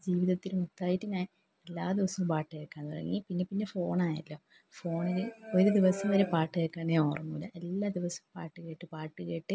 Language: Malayalam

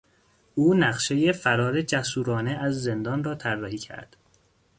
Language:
Persian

